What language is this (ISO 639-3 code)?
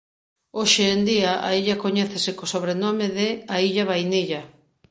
glg